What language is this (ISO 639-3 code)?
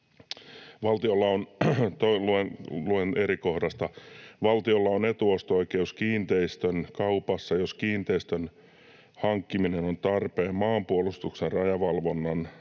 fin